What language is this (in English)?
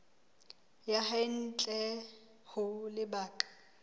Southern Sotho